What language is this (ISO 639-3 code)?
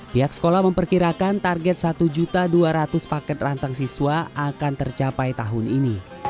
ind